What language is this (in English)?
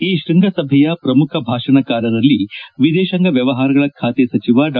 Kannada